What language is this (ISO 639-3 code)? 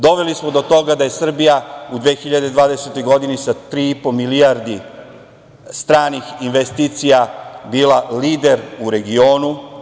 srp